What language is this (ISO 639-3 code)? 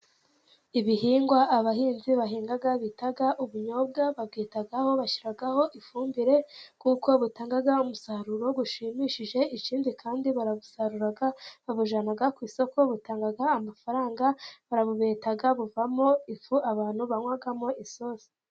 kin